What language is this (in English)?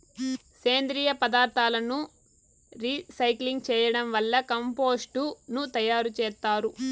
Telugu